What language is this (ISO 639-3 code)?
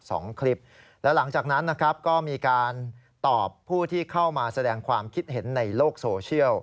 tha